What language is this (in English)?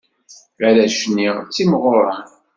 Kabyle